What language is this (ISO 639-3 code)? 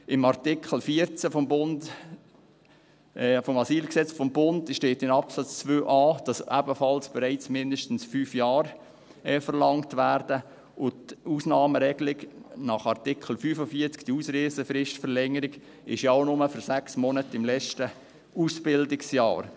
gsw